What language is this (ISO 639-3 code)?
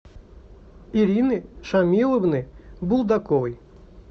rus